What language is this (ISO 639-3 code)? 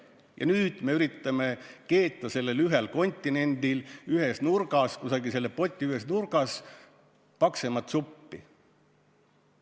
est